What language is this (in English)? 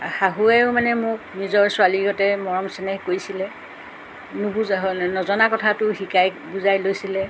Assamese